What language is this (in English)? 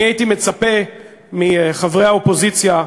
Hebrew